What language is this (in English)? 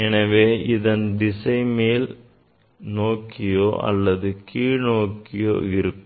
Tamil